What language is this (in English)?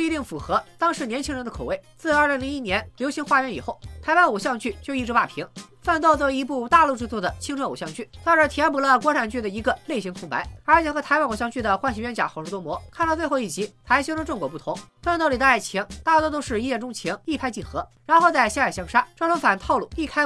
Chinese